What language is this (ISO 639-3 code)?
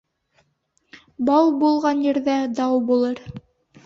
bak